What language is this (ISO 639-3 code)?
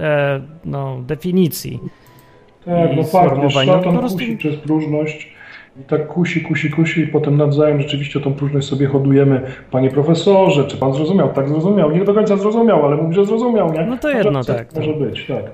pol